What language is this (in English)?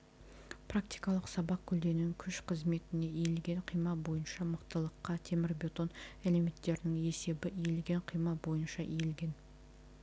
Kazakh